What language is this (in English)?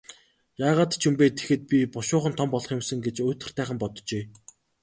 Mongolian